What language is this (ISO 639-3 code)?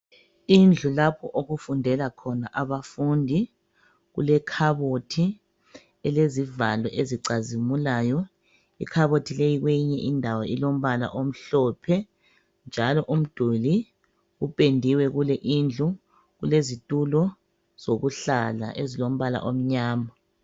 nde